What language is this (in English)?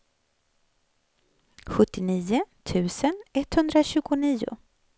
Swedish